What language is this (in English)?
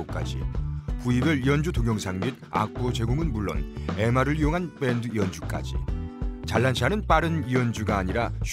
Korean